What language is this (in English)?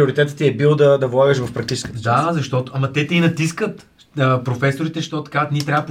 Bulgarian